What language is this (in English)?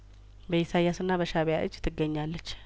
Amharic